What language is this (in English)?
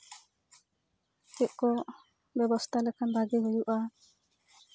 Santali